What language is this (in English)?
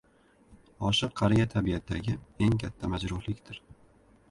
Uzbek